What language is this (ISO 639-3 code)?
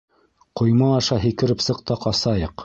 bak